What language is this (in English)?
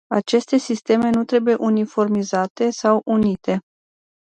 Romanian